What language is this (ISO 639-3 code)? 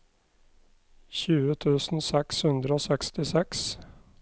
nor